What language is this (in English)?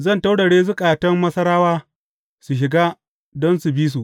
Hausa